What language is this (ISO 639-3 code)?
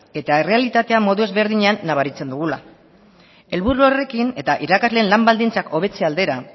eus